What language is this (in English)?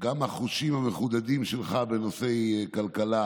Hebrew